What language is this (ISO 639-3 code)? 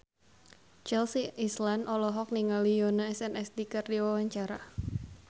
sun